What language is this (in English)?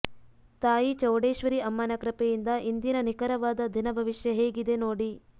Kannada